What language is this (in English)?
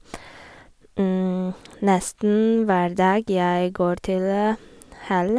Norwegian